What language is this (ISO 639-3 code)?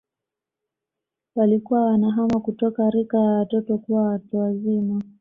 swa